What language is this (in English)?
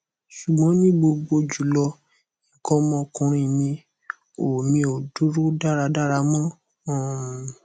Yoruba